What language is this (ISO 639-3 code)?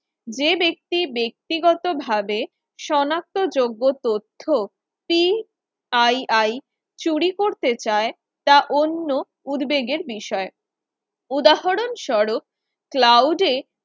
ben